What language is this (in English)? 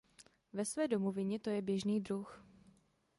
Czech